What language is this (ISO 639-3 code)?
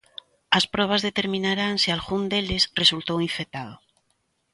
glg